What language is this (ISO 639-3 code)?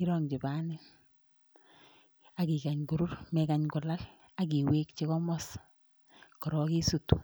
kln